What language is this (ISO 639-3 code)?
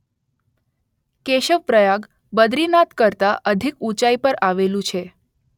guj